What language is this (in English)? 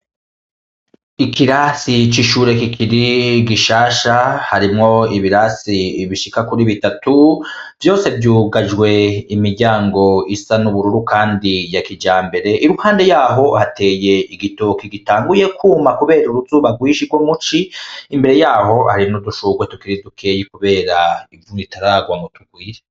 Rundi